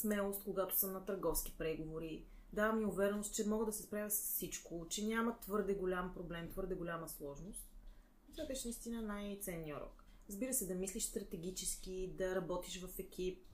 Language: Bulgarian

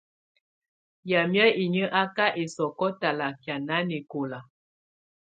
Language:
Tunen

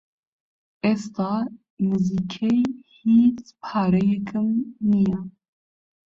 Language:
Central Kurdish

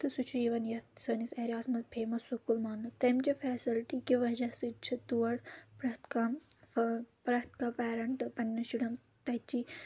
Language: Kashmiri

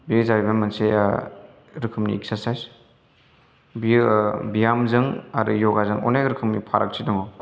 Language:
Bodo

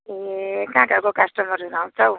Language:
Nepali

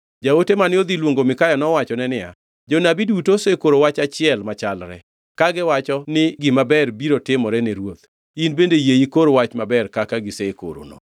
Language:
Luo (Kenya and Tanzania)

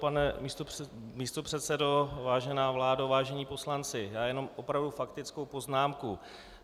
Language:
Czech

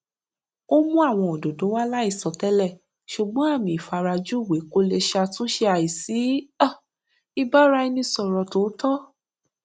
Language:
Yoruba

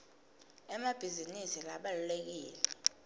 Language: Swati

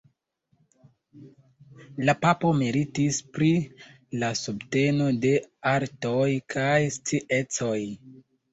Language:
Esperanto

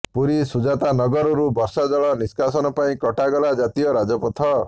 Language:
Odia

